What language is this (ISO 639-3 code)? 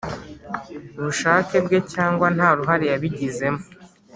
kin